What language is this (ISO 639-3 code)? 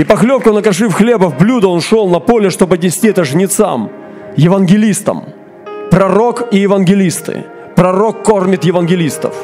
rus